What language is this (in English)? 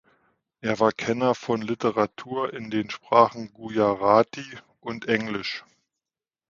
German